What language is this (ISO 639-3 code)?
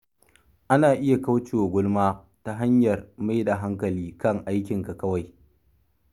hau